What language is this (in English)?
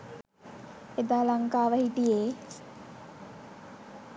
Sinhala